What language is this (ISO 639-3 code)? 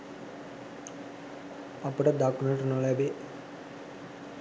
sin